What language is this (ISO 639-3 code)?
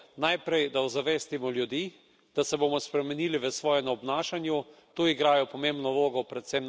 slv